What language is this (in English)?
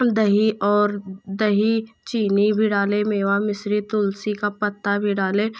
Hindi